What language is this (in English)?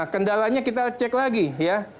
Indonesian